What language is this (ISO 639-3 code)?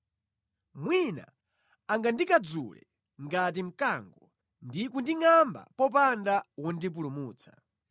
nya